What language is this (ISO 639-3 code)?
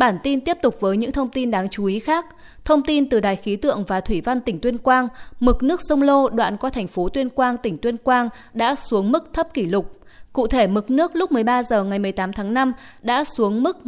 vie